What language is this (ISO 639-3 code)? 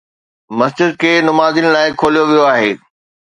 snd